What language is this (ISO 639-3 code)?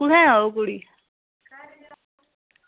doi